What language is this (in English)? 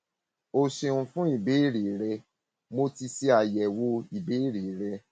Yoruba